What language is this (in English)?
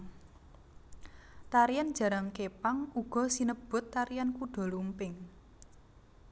Javanese